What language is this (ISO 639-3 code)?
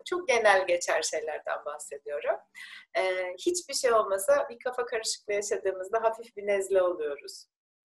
tur